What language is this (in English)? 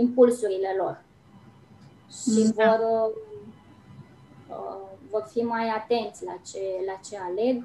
Romanian